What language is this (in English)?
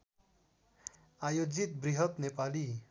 Nepali